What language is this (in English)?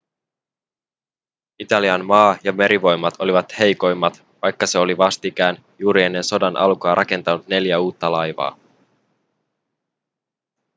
Finnish